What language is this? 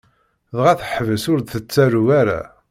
Kabyle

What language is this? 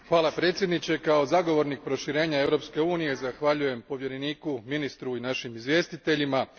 Croatian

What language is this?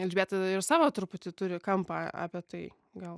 Lithuanian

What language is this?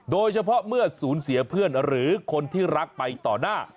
Thai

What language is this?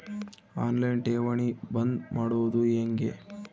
Kannada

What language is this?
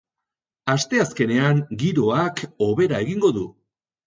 Basque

